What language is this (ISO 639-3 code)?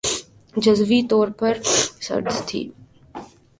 urd